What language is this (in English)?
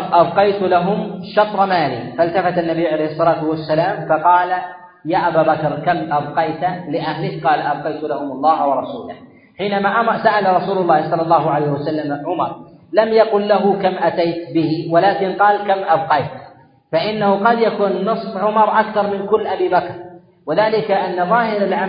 Arabic